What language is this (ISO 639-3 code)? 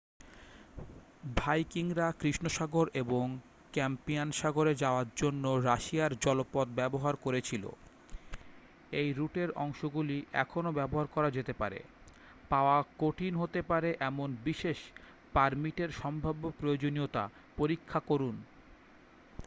ben